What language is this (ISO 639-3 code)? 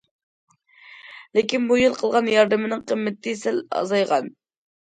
uig